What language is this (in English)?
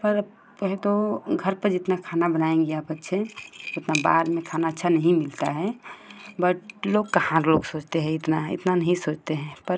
Hindi